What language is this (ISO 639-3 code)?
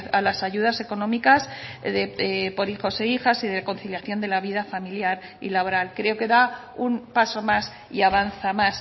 spa